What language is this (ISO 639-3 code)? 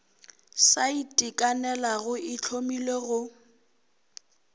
nso